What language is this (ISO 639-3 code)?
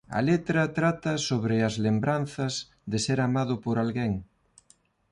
glg